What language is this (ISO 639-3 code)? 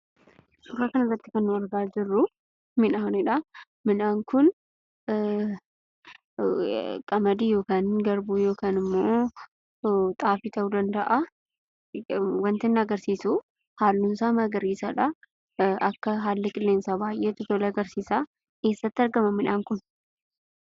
orm